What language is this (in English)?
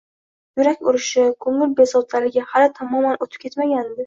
Uzbek